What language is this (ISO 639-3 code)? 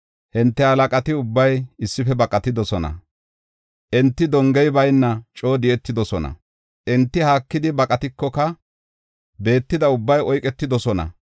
gof